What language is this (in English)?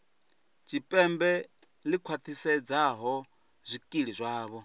Venda